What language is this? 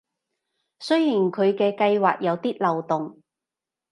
Cantonese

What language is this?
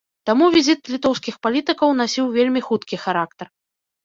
Belarusian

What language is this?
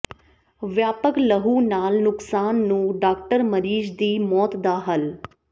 Punjabi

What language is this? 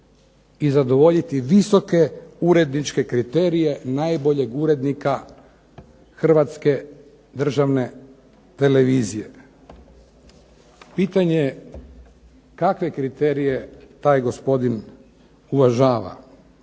Croatian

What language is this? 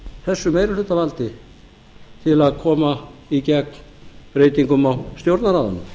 Icelandic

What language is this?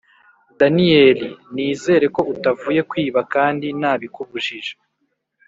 Kinyarwanda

